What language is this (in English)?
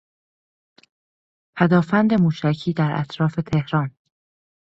Persian